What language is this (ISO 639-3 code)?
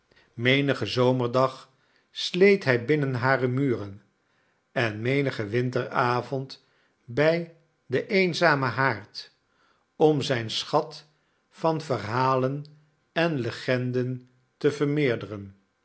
nld